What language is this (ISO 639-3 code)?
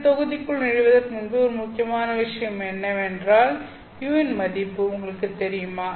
tam